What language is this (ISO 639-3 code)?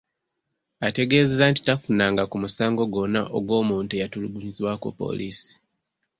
lug